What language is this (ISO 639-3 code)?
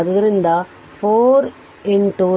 kan